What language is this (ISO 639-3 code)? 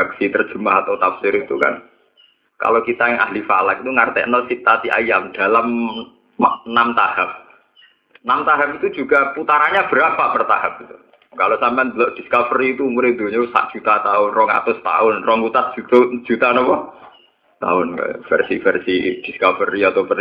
ind